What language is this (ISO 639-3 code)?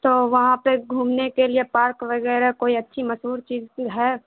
urd